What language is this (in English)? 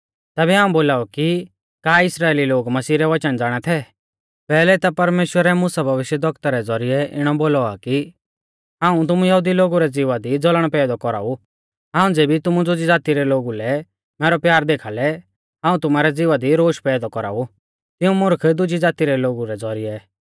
Mahasu Pahari